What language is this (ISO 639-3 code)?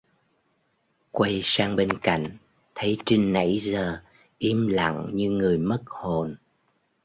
vie